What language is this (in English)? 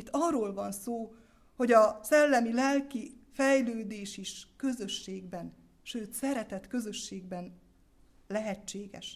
Hungarian